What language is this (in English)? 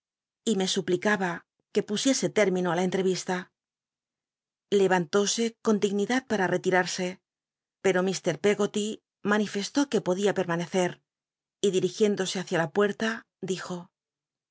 Spanish